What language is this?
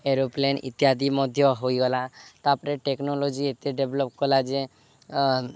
Odia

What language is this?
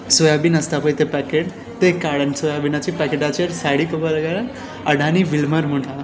Konkani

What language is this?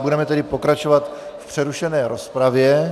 Czech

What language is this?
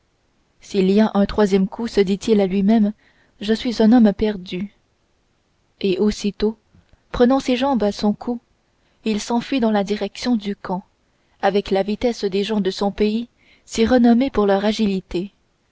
French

